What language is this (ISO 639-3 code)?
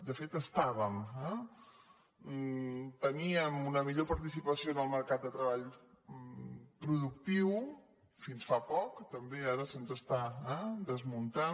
cat